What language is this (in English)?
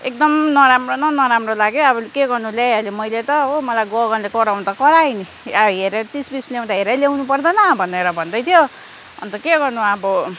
Nepali